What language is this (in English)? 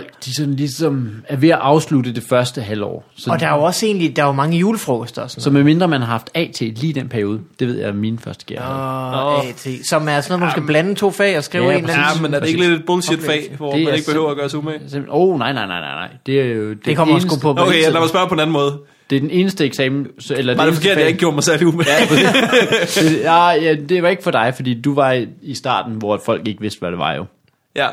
Danish